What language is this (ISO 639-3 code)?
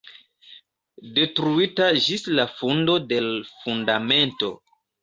epo